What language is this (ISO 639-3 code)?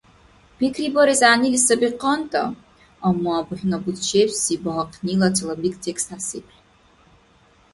dar